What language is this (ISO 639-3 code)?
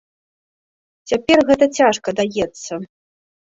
bel